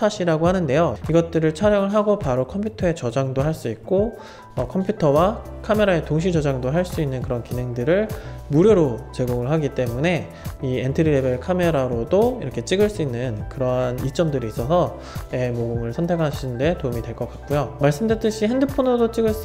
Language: Korean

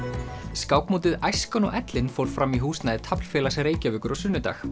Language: Icelandic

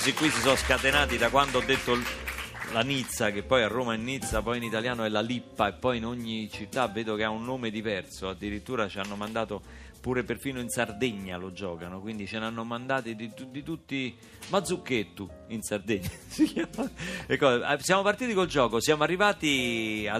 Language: Italian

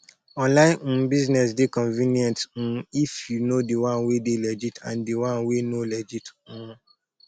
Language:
Nigerian Pidgin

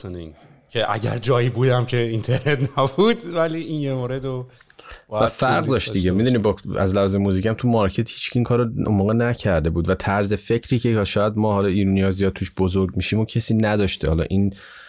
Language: Persian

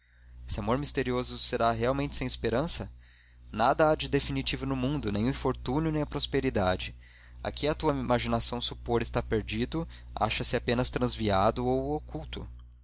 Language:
Portuguese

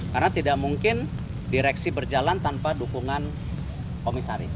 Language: Indonesian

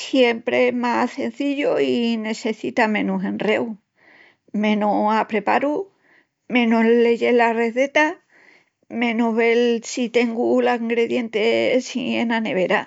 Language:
Extremaduran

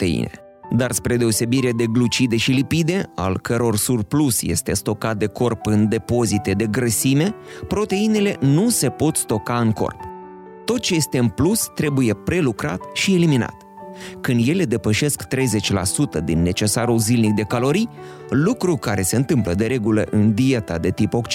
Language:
Romanian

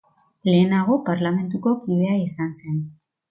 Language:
Basque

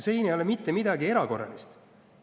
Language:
Estonian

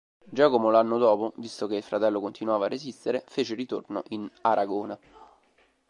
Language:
Italian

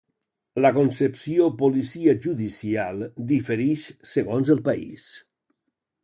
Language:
Catalan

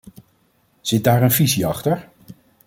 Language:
Dutch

